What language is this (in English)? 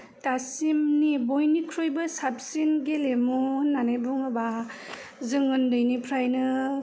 Bodo